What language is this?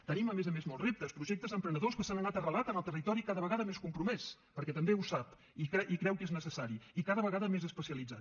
Catalan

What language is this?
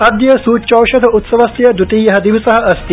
Sanskrit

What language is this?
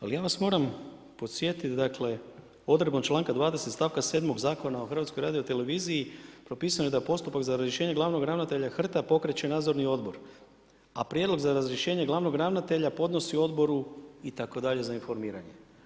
Croatian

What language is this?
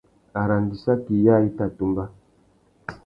Tuki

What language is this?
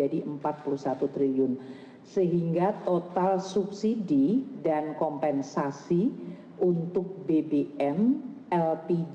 Indonesian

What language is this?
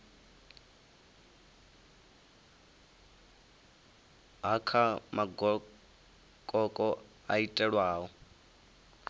Venda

